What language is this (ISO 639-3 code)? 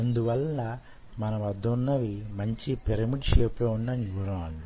tel